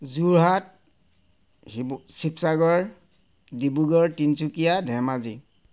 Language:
Assamese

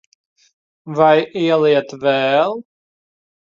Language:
Latvian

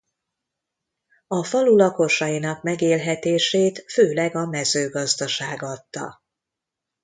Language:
Hungarian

